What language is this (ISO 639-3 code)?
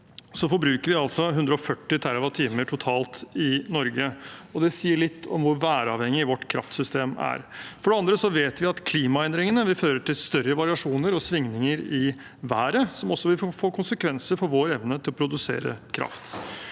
nor